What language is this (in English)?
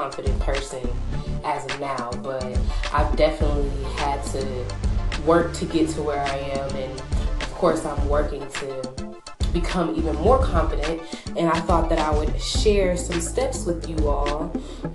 English